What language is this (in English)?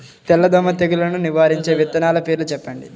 Telugu